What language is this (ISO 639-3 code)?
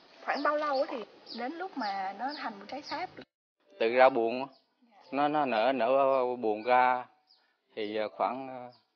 vie